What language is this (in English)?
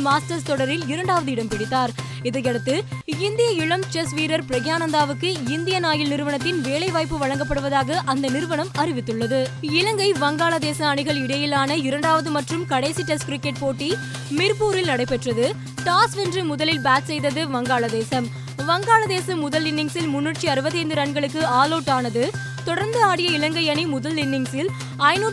Tamil